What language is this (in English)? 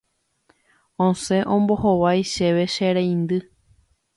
Guarani